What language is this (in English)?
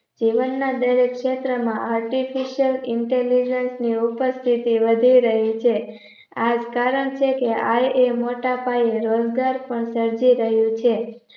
Gujarati